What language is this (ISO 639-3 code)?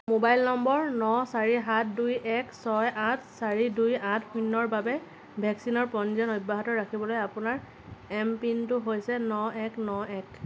asm